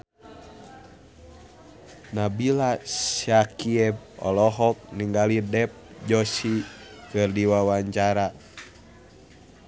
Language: Sundanese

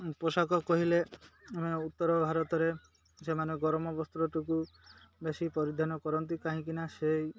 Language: Odia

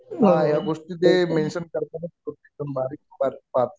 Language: Marathi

